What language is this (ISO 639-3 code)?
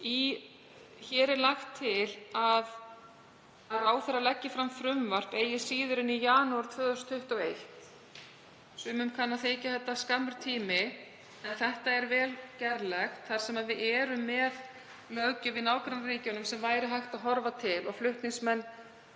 isl